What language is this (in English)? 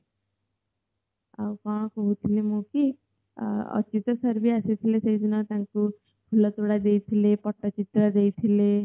Odia